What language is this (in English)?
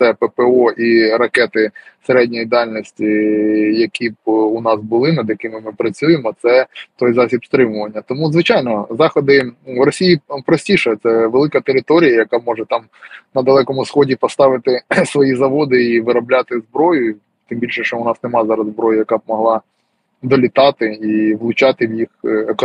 Ukrainian